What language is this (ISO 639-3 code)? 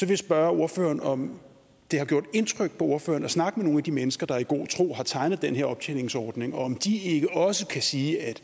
dan